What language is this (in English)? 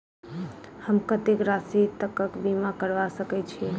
Maithili